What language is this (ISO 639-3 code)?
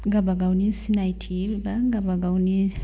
brx